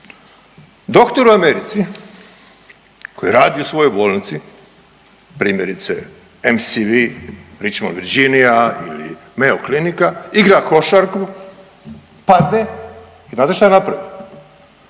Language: Croatian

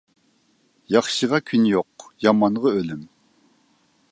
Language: Uyghur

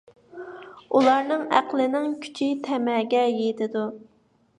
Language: Uyghur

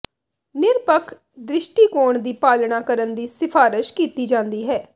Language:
Punjabi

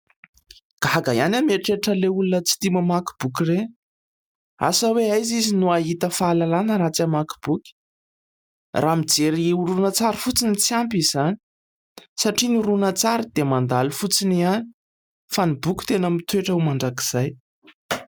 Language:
Malagasy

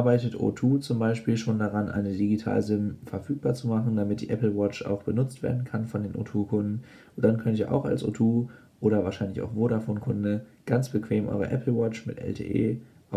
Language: German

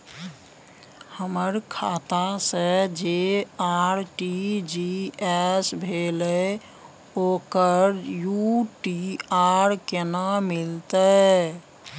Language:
Maithili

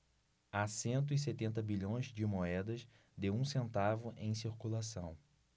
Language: Portuguese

